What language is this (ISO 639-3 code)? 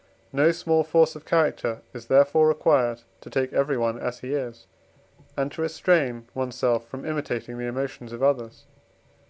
eng